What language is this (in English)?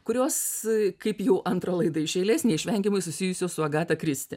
Lithuanian